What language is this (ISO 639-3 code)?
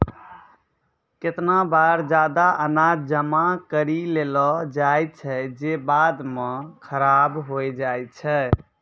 mai